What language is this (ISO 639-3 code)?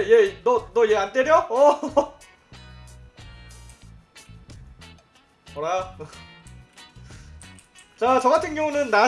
kor